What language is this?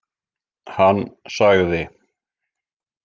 Icelandic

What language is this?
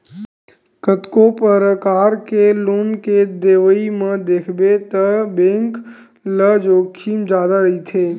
Chhattisgarhi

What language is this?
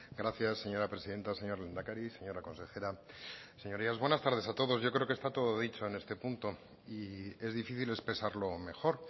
Spanish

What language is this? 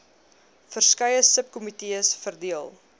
Afrikaans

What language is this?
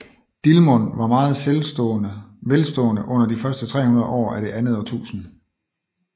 Danish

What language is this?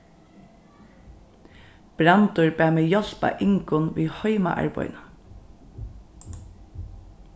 Faroese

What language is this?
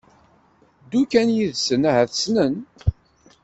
Kabyle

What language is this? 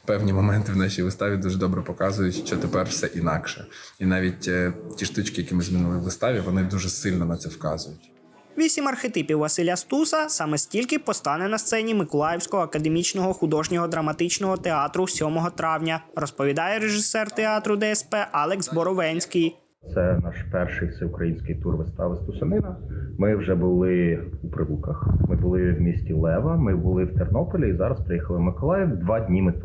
Ukrainian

